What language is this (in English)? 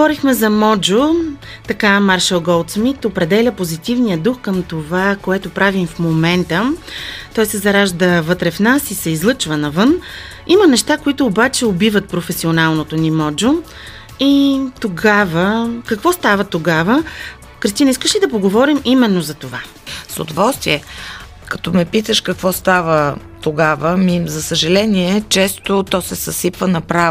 Bulgarian